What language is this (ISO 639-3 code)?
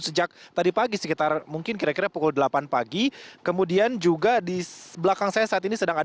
ind